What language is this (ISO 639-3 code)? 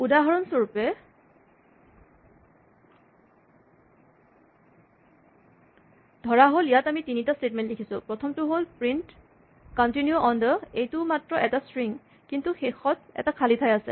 asm